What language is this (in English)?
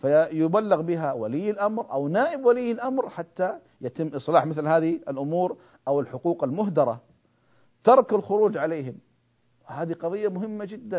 Arabic